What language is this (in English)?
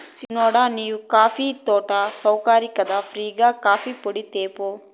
Telugu